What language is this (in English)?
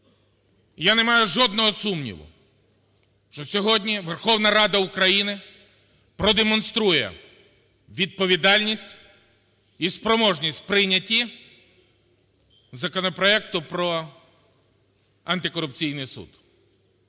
Ukrainian